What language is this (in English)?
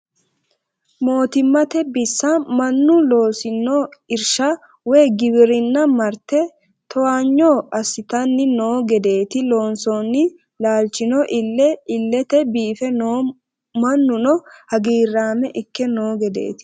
Sidamo